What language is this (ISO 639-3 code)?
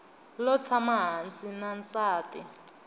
tso